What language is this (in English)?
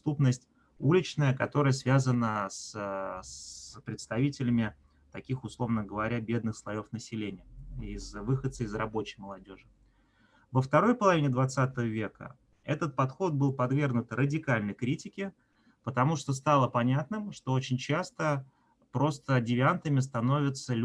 Russian